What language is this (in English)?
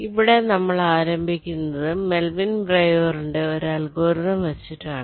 Malayalam